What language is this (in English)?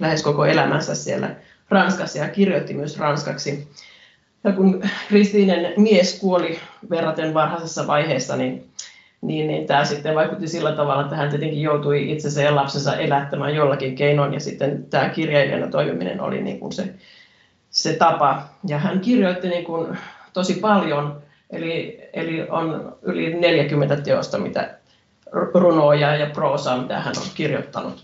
Finnish